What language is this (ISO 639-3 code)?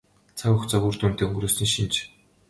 mon